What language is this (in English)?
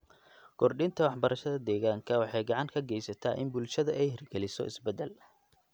Somali